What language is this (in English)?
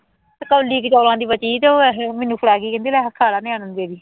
Punjabi